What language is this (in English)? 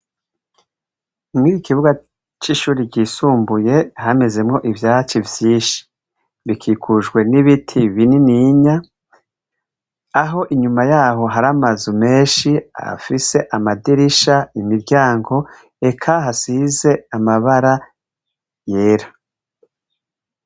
Rundi